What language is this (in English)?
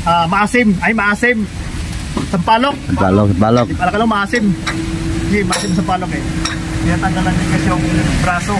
Filipino